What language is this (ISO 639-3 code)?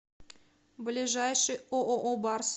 rus